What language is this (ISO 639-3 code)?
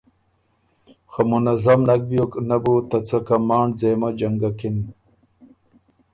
oru